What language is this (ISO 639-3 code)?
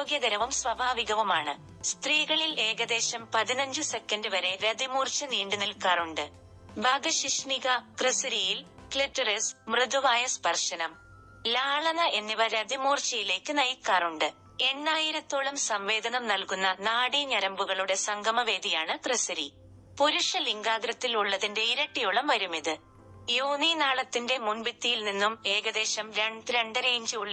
mal